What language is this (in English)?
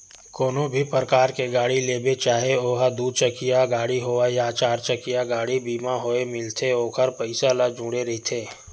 Chhattisgarhi